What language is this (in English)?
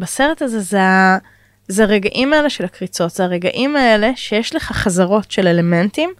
Hebrew